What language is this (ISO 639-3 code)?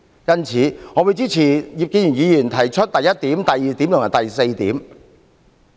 yue